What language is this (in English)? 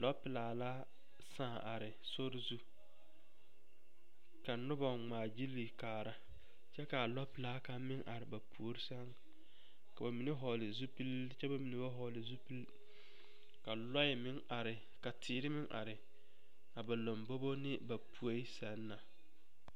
Southern Dagaare